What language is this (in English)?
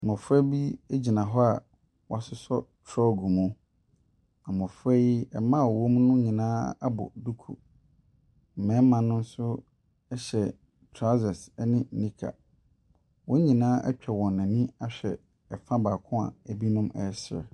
Akan